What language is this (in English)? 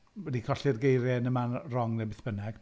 Welsh